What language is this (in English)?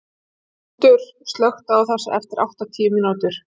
Icelandic